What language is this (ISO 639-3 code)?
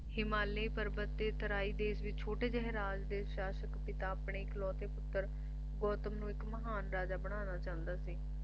pan